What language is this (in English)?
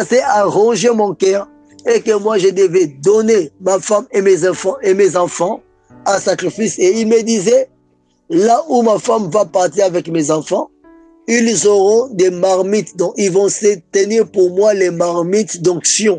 French